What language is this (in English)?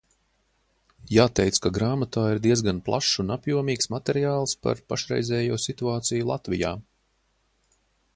Latvian